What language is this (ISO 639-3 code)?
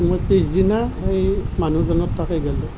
asm